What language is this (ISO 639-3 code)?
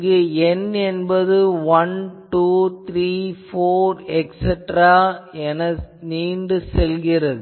tam